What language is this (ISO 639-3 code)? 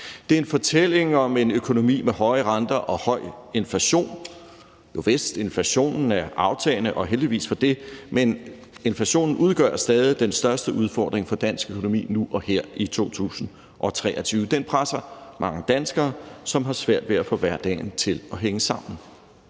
dan